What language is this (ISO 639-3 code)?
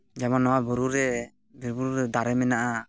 sat